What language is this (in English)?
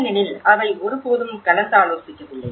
Tamil